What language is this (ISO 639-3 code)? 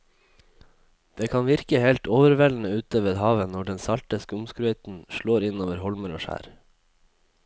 nor